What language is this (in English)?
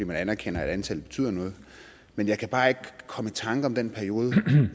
Danish